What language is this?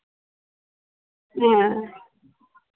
Dogri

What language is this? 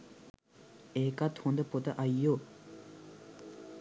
Sinhala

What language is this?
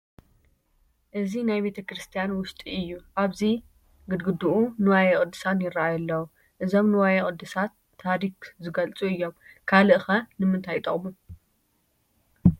Tigrinya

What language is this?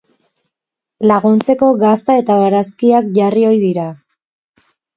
Basque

